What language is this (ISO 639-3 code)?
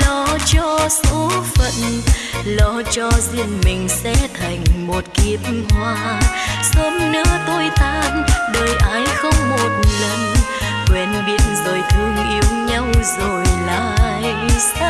vie